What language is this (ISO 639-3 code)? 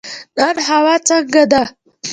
pus